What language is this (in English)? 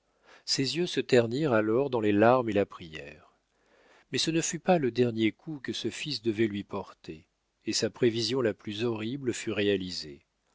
French